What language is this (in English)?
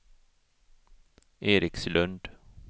Swedish